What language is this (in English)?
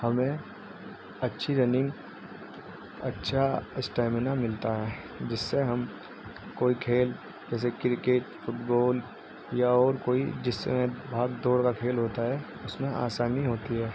Urdu